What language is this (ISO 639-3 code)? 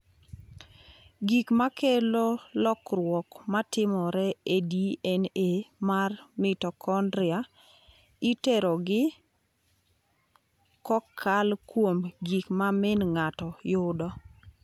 luo